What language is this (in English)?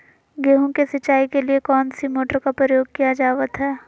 Magahi